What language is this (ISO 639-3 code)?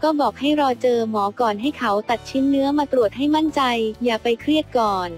tha